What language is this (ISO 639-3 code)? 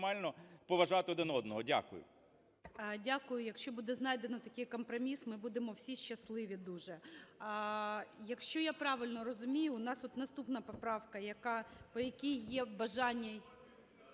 ukr